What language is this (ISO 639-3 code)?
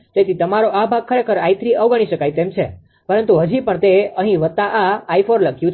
guj